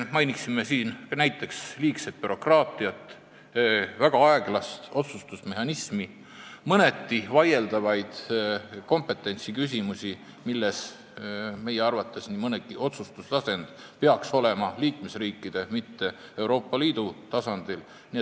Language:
Estonian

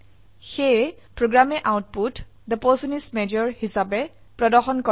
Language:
Assamese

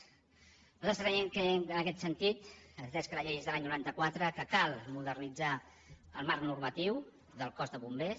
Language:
Catalan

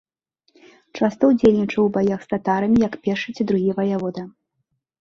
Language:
Belarusian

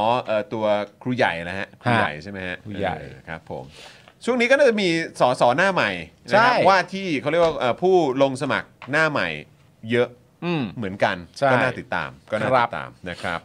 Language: Thai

